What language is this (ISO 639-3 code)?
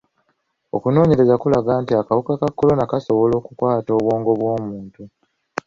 lug